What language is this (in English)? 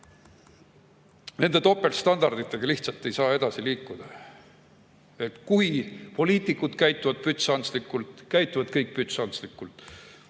Estonian